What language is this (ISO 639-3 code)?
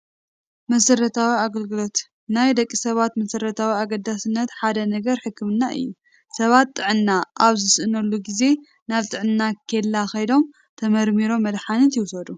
tir